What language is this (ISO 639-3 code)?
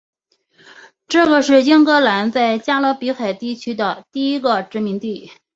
zho